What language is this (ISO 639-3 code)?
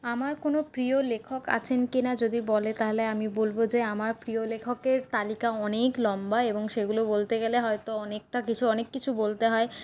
ben